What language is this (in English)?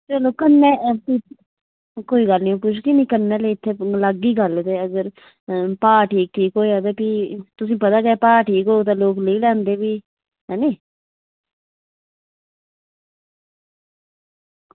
Dogri